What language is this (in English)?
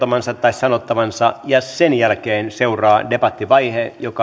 Finnish